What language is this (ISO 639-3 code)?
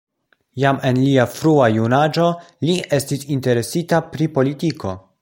epo